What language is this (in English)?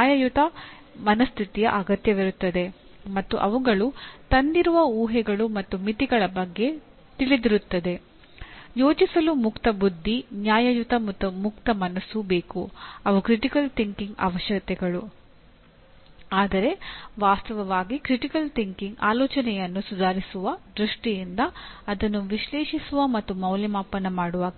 Kannada